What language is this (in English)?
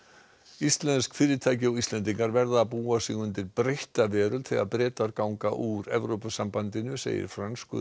Icelandic